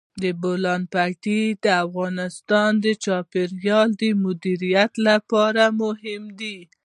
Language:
Pashto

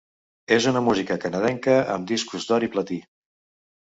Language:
Catalan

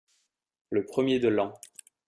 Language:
French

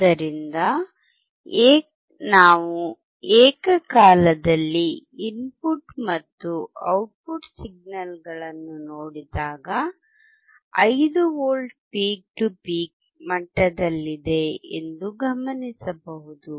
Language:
Kannada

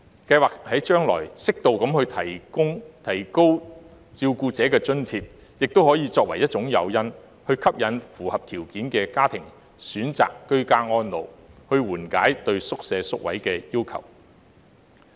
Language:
Cantonese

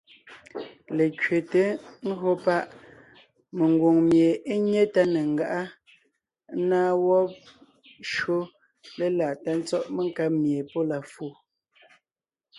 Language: Ngiemboon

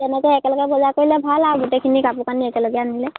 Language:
Assamese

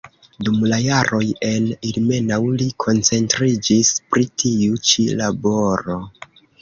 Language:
Esperanto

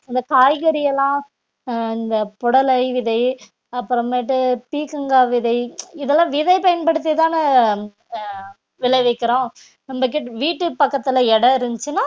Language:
Tamil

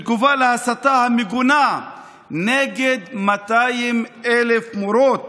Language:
Hebrew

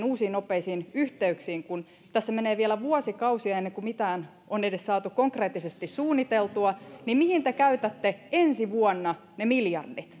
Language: Finnish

